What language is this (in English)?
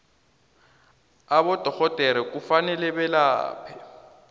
South Ndebele